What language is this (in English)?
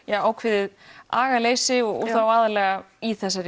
Icelandic